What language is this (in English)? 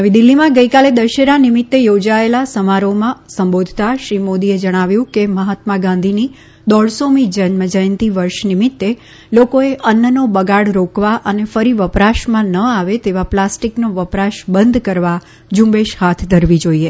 Gujarati